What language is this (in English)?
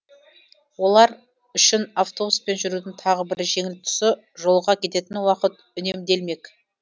Kazakh